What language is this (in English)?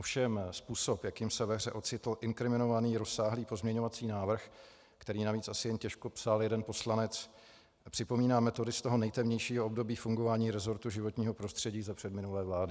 Czech